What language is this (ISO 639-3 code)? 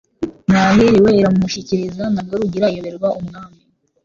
kin